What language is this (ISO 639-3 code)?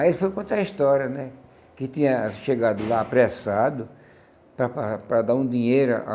por